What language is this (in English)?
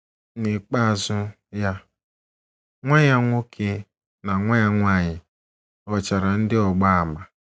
Igbo